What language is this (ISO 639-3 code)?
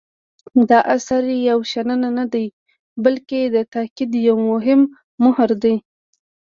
pus